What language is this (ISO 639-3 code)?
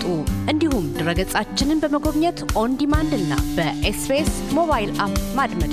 amh